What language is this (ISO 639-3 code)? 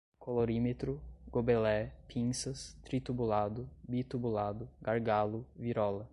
por